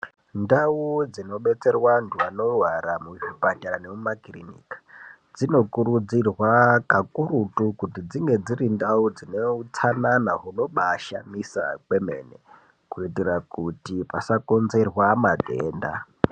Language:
Ndau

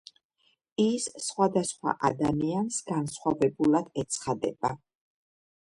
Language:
Georgian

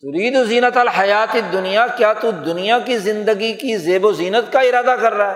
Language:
Urdu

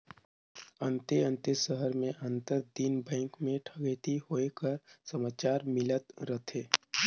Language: Chhattisgarhi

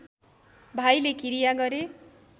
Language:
Nepali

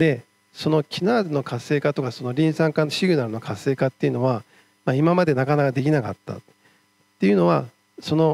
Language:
Japanese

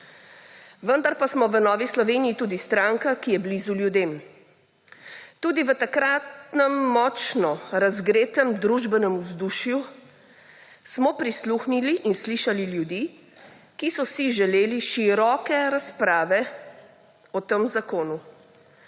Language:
Slovenian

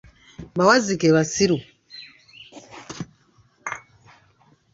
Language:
Ganda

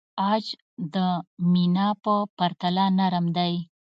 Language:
Pashto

